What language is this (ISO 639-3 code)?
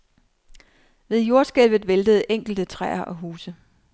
dan